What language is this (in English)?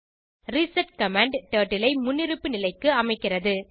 Tamil